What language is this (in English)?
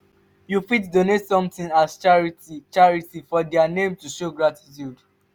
Nigerian Pidgin